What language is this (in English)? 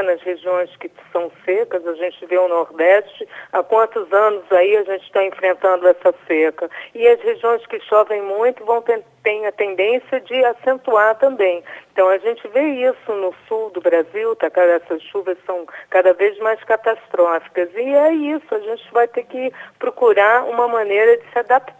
Portuguese